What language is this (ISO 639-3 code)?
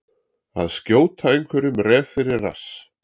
isl